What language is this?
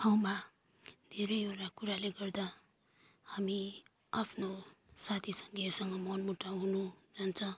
Nepali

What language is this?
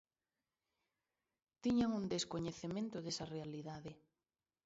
Galician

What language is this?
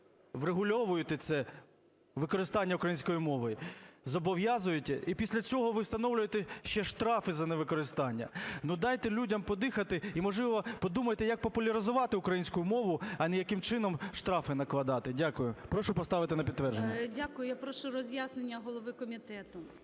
Ukrainian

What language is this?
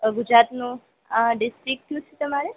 Gujarati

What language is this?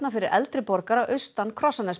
Icelandic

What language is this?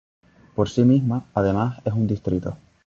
Spanish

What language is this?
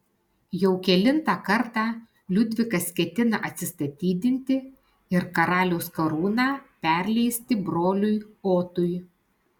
Lithuanian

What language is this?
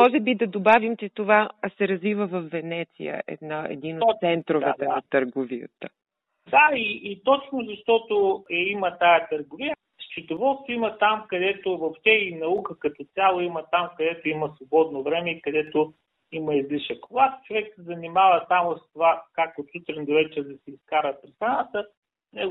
Bulgarian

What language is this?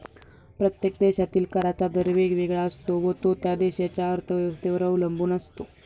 Marathi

